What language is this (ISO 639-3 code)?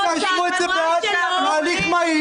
heb